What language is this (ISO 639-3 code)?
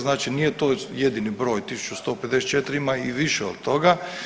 hrv